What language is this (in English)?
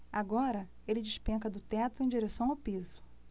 Portuguese